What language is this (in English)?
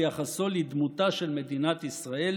Hebrew